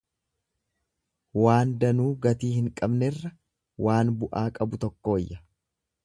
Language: Oromo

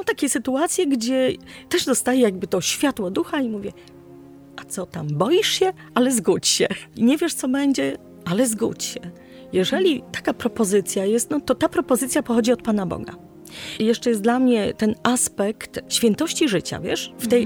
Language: Polish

